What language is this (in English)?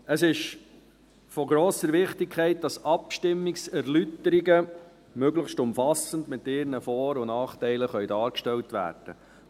Swiss German